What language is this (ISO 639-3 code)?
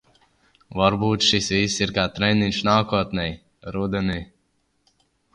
lav